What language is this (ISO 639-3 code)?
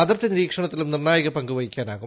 mal